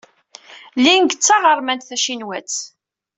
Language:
Kabyle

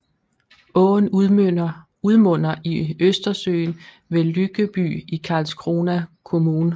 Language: Danish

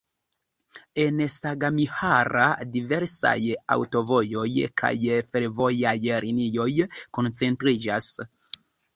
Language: Esperanto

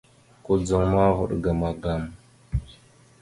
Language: Mada (Cameroon)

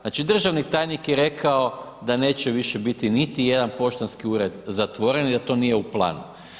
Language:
Croatian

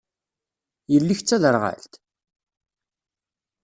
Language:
Kabyle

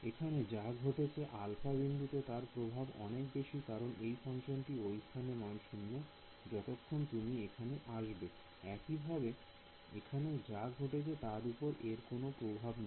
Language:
Bangla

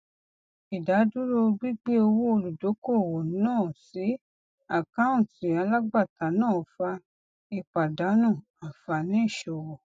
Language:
Yoruba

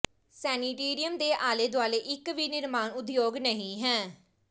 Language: Punjabi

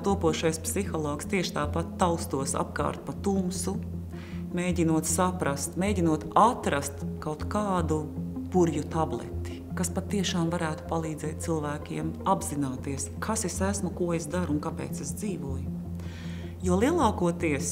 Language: Latvian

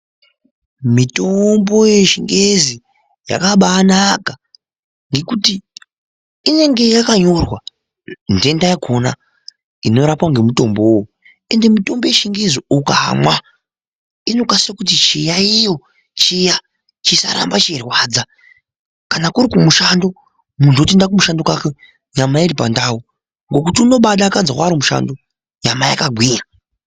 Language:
Ndau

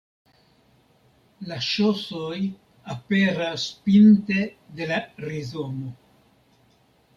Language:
Esperanto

